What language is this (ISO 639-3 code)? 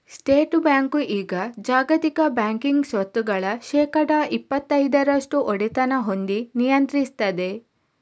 kan